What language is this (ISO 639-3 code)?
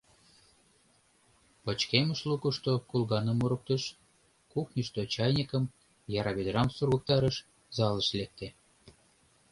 chm